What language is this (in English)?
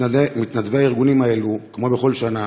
Hebrew